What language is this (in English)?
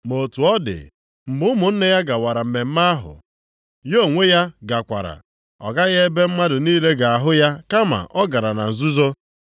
Igbo